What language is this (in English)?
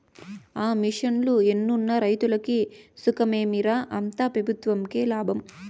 Telugu